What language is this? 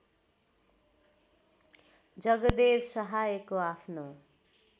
Nepali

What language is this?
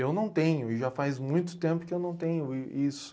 Portuguese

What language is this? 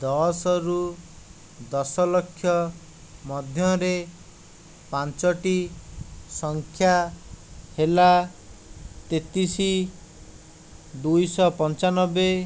Odia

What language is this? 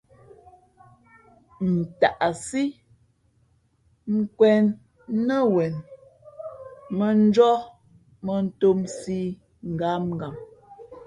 Fe'fe'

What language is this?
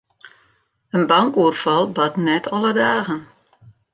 Western Frisian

